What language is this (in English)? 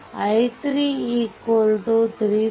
Kannada